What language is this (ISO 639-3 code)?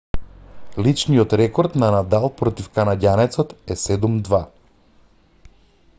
mkd